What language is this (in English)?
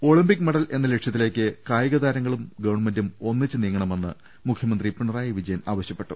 Malayalam